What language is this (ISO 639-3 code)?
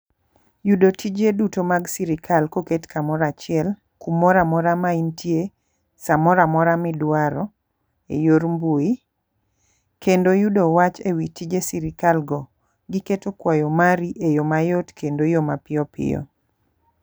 luo